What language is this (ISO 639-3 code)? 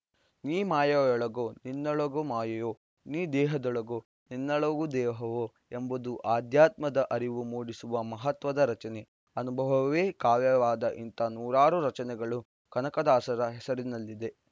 kan